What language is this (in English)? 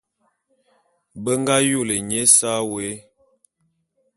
Bulu